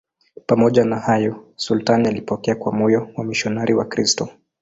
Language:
Swahili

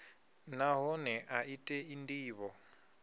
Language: Venda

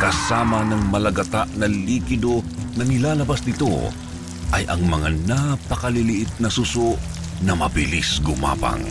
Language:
Filipino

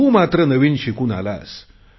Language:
Marathi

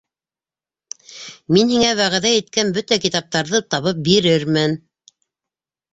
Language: Bashkir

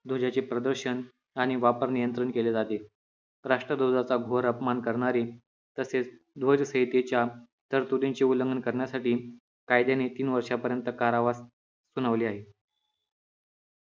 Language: Marathi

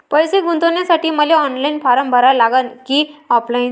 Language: Marathi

